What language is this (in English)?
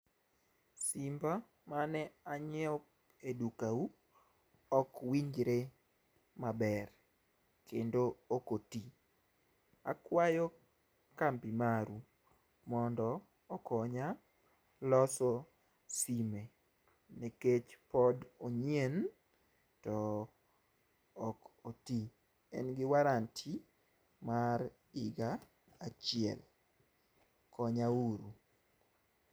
Luo (Kenya and Tanzania)